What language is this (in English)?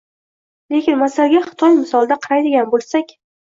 Uzbek